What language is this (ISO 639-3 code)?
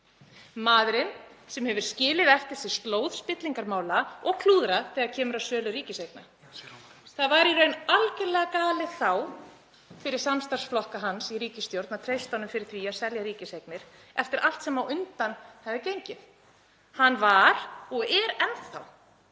isl